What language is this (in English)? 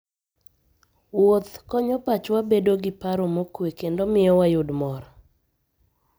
Luo (Kenya and Tanzania)